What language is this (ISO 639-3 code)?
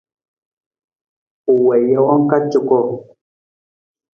nmz